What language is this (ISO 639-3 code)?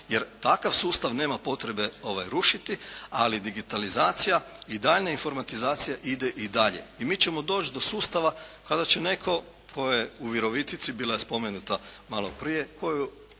hrv